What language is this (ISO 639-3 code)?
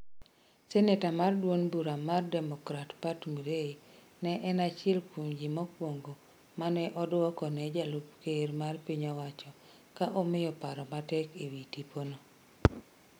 luo